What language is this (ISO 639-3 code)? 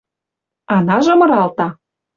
mrj